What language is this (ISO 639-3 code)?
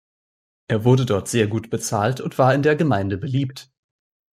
deu